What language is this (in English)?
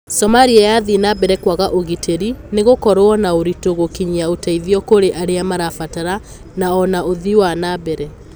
Kikuyu